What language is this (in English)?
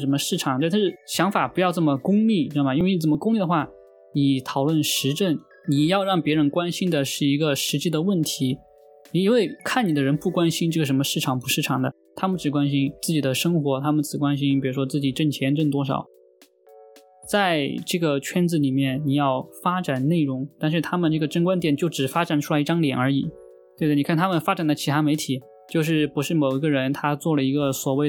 Chinese